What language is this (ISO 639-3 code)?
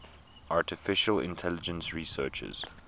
eng